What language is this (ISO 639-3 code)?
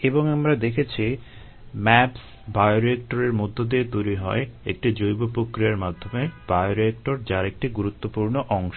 ben